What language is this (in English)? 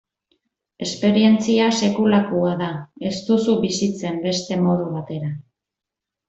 Basque